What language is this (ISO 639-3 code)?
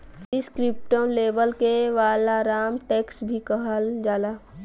bho